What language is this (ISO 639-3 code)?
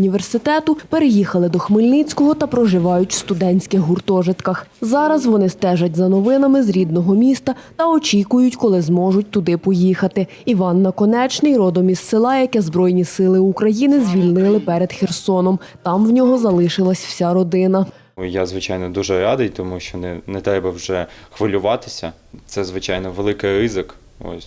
ukr